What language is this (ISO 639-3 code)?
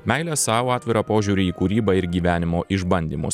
lit